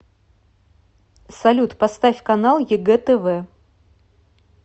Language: Russian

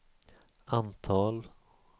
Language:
Swedish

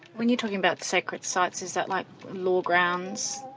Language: English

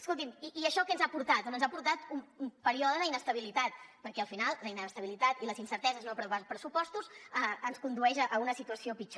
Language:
Catalan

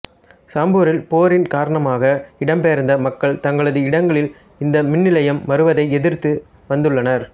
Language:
Tamil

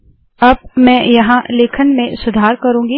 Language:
Hindi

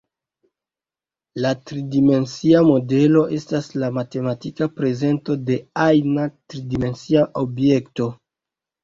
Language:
Esperanto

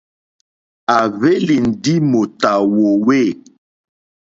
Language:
Mokpwe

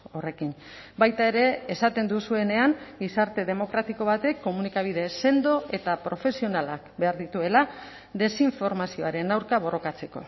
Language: Basque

